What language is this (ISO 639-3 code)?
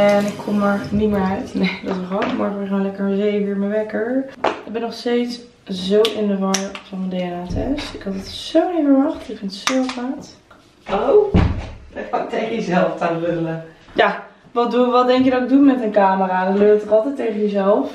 nld